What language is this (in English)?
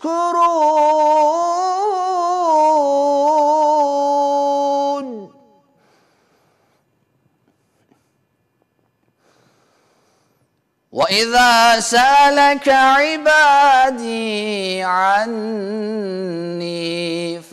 Turkish